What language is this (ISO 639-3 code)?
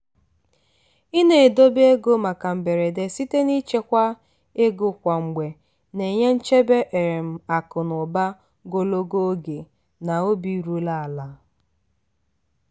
ibo